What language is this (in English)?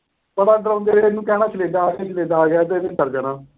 Punjabi